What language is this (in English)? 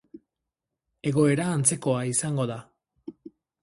Basque